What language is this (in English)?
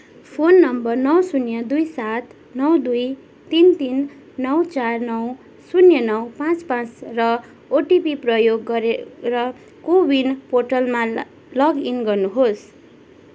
Nepali